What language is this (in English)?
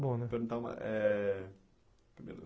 Portuguese